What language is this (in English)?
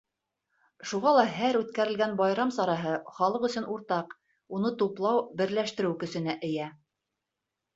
Bashkir